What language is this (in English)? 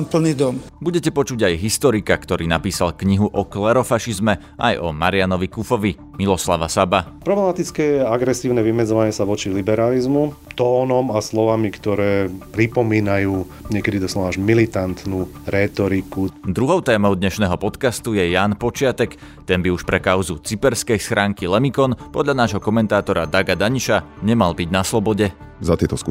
Slovak